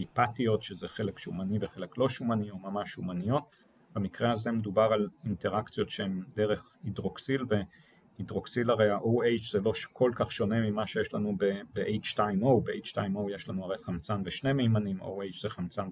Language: Hebrew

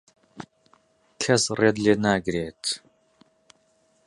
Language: Central Kurdish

